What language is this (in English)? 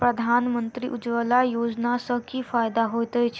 Maithili